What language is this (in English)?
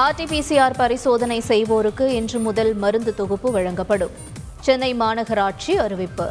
Tamil